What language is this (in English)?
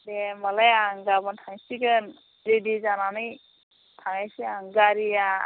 Bodo